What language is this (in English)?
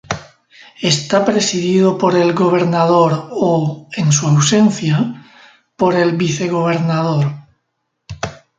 Spanish